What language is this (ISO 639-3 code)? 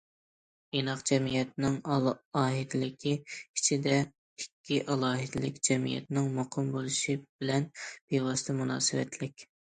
uig